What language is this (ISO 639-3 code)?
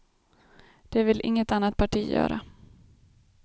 swe